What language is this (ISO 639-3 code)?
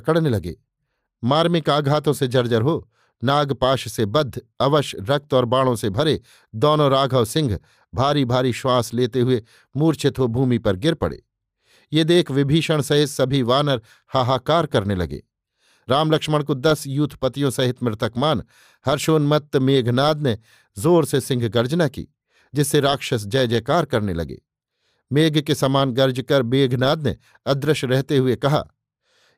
hin